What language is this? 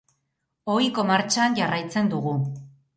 Basque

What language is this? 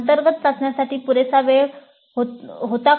Marathi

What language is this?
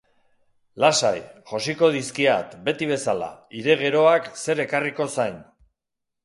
Basque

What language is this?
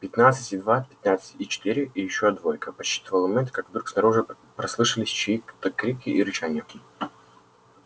Russian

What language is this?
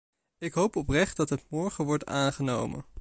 Dutch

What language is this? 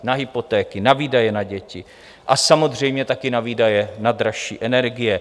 Czech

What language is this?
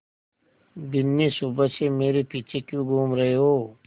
Hindi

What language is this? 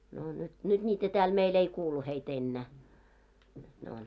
Finnish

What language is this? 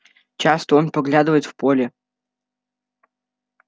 Russian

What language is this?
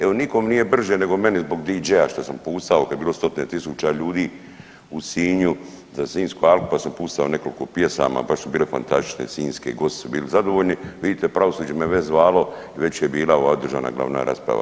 Croatian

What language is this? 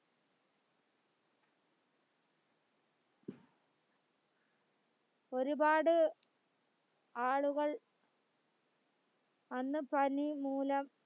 Malayalam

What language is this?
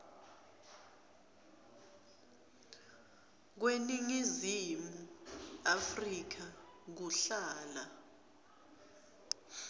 Swati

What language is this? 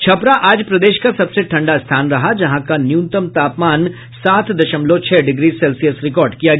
Hindi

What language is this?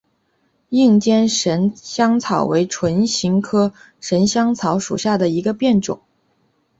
Chinese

